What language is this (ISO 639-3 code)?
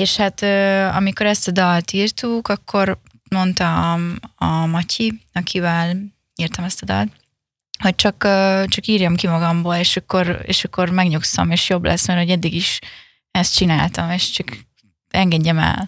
hun